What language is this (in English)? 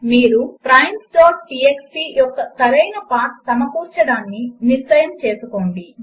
Telugu